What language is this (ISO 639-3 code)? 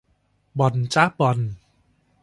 tha